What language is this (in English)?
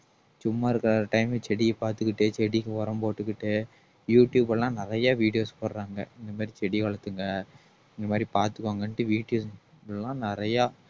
Tamil